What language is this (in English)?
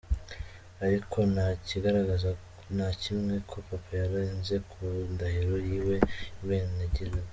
Kinyarwanda